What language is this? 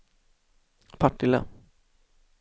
Swedish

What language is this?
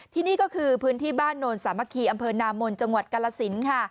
Thai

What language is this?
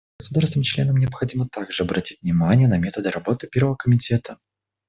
Russian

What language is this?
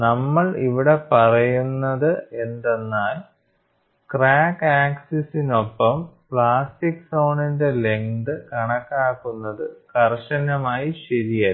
Malayalam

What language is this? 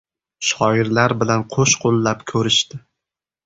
Uzbek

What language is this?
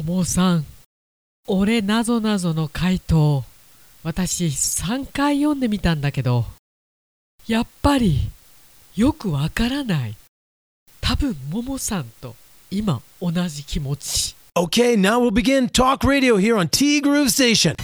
Japanese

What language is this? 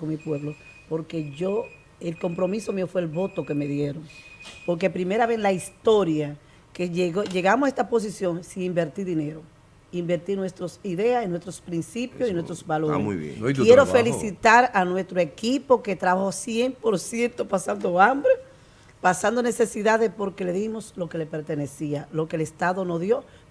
Spanish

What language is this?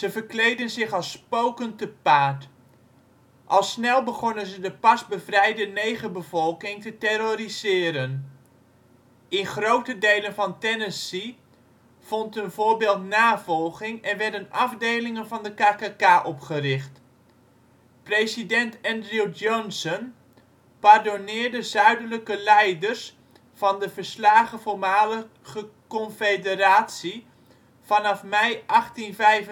Dutch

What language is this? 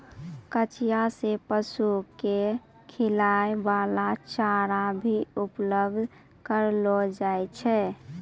Maithili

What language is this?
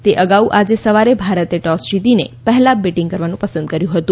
Gujarati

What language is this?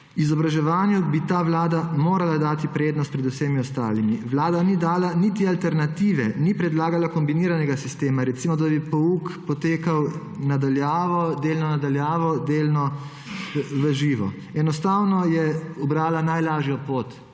Slovenian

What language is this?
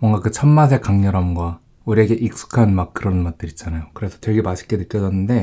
Korean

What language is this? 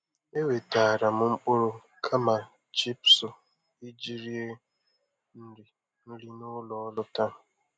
Igbo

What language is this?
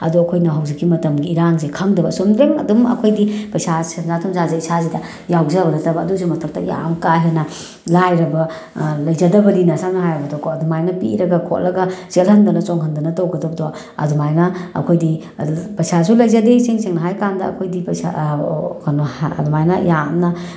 Manipuri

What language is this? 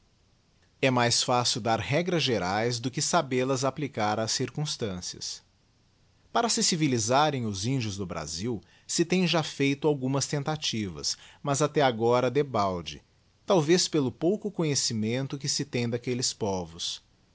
Portuguese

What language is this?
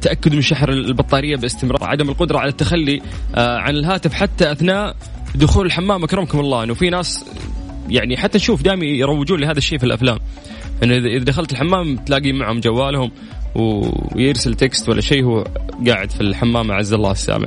Arabic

